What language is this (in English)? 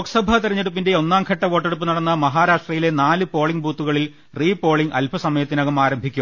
Malayalam